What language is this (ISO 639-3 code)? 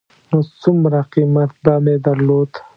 pus